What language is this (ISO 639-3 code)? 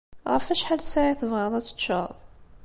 kab